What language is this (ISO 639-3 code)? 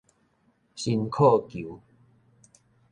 nan